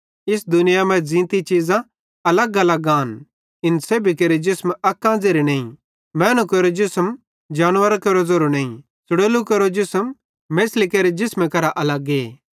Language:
Bhadrawahi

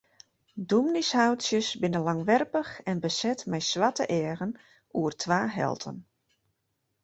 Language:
Western Frisian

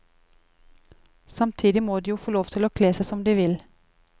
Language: Norwegian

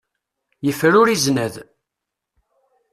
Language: Kabyle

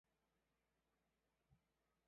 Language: Chinese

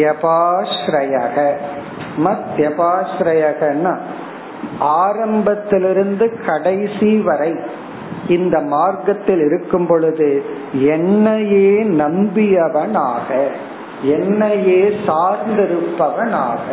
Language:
Tamil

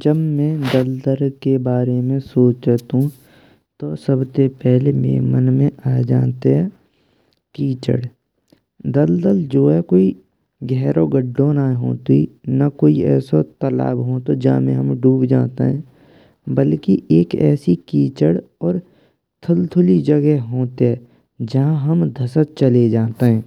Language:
Braj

